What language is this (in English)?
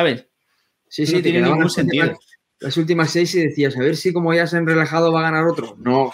Spanish